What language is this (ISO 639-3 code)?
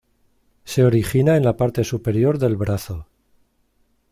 spa